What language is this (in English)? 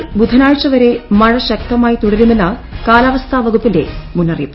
Malayalam